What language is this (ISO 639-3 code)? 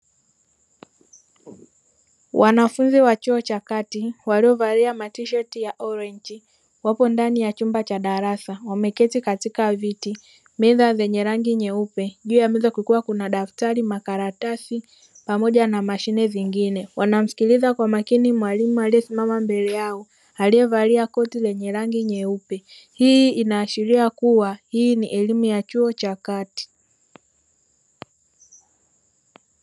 swa